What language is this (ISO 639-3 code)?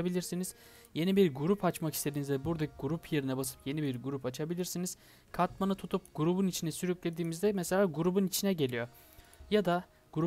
tur